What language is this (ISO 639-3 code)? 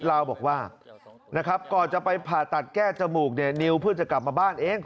tha